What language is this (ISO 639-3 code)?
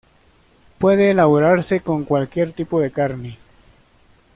spa